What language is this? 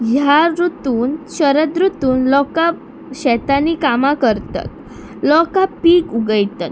Konkani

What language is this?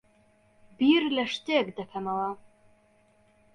Central Kurdish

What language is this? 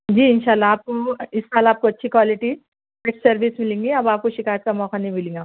Urdu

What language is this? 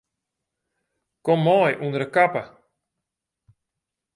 Western Frisian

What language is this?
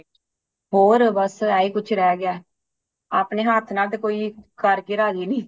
Punjabi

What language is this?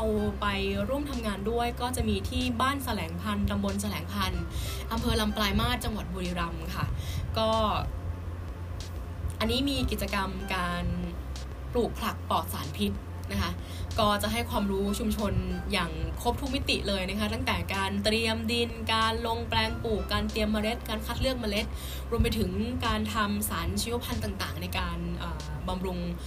Thai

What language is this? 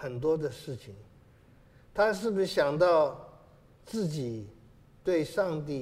Chinese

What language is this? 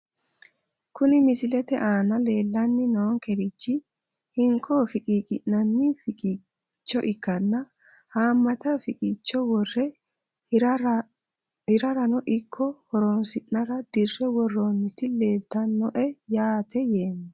Sidamo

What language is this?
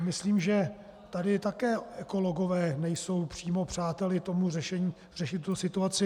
Czech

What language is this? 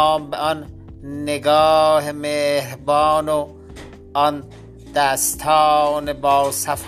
Persian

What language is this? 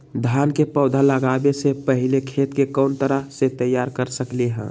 Magahi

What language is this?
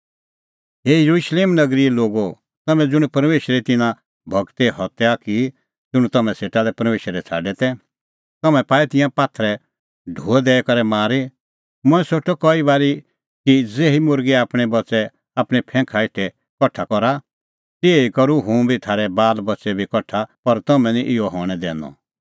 Kullu Pahari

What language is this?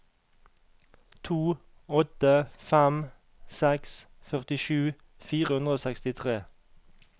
Norwegian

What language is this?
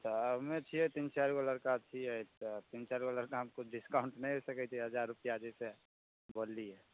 Maithili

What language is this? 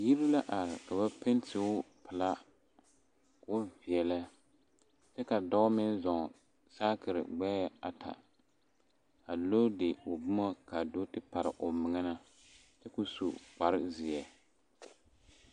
Southern Dagaare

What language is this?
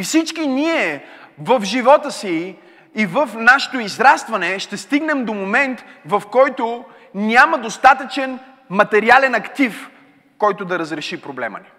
Bulgarian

